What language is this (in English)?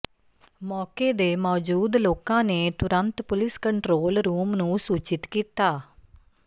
Punjabi